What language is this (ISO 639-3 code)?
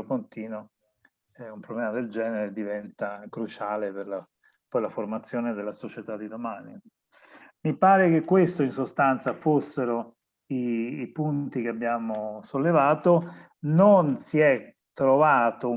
ita